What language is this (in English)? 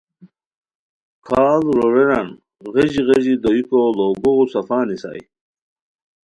Khowar